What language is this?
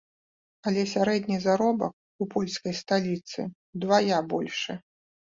Belarusian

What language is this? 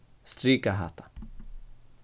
Faroese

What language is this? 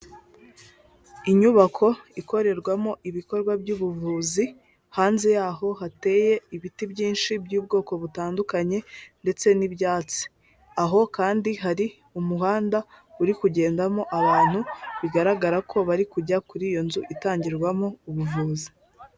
Kinyarwanda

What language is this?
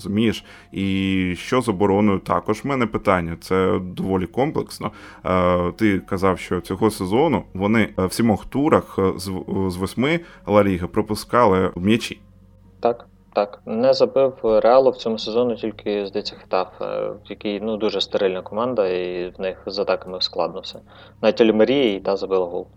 Ukrainian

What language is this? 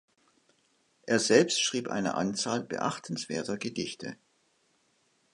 German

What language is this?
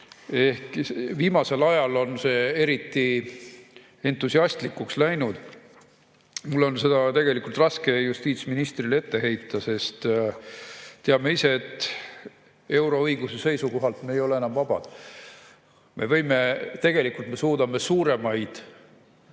Estonian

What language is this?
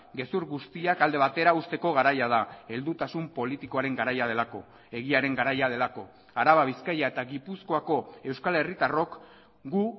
Basque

